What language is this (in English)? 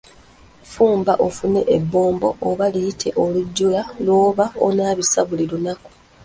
Ganda